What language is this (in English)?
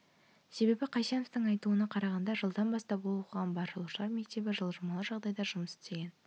Kazakh